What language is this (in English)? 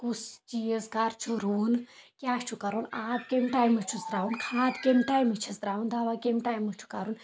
Kashmiri